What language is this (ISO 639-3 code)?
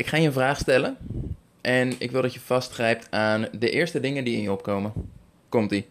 nld